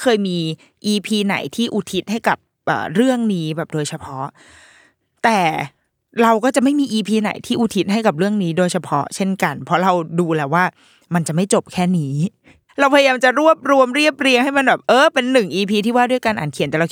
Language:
Thai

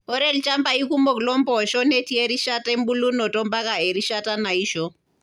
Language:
Masai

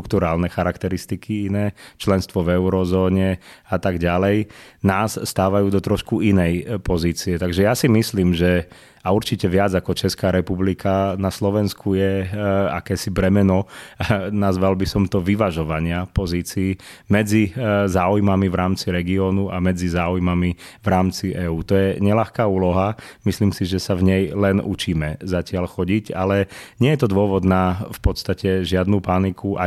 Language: Slovak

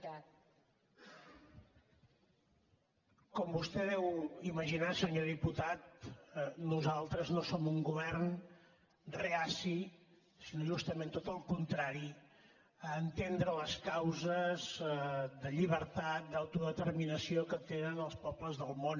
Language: Catalan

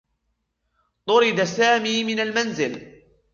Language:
Arabic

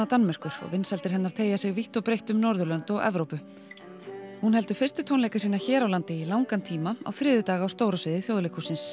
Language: Icelandic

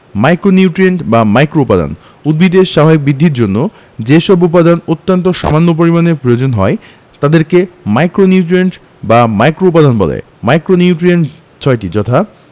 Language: Bangla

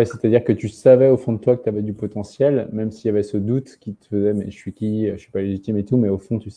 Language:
French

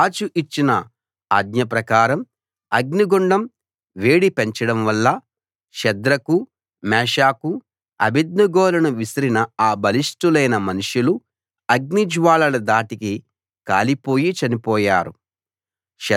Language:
Telugu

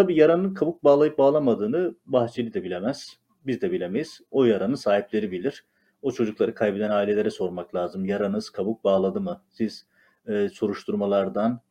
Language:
Turkish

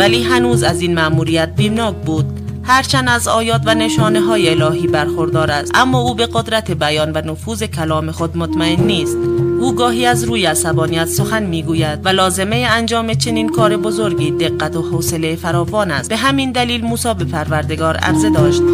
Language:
Persian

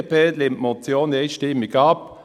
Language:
Swiss German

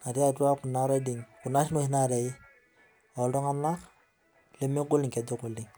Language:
Masai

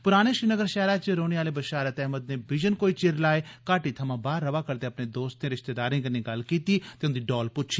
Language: Dogri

